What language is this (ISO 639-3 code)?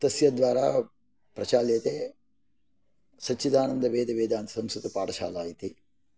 san